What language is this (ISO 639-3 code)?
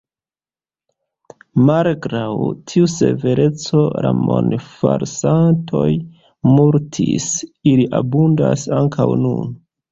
epo